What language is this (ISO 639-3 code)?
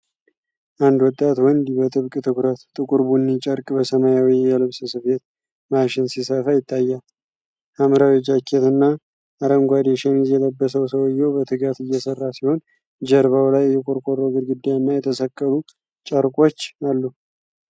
amh